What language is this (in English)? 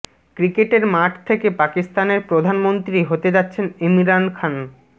Bangla